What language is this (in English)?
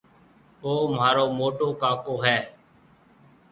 Marwari (Pakistan)